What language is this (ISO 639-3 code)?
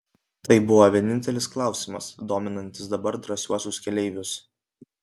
lit